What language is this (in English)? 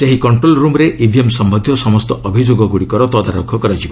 Odia